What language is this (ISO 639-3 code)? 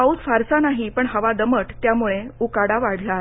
mar